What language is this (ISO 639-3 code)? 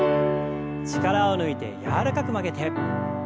jpn